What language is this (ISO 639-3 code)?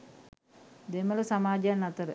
sin